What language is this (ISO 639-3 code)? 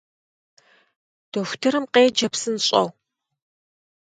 kbd